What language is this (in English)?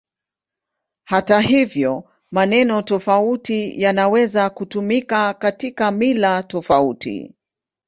Swahili